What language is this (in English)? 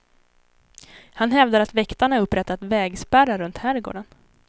Swedish